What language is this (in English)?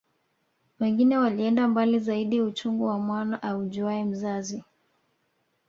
Swahili